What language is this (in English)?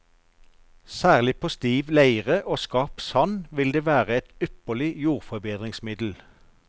Norwegian